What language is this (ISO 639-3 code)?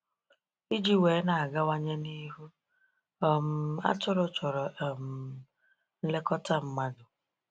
ibo